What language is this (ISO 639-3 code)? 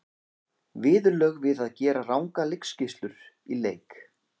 isl